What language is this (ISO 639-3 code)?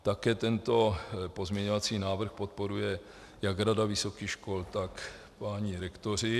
ces